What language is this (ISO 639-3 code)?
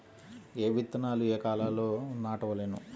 tel